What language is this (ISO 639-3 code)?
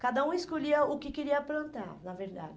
por